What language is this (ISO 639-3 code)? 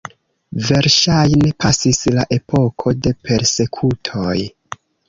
epo